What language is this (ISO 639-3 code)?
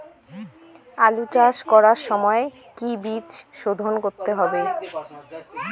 ben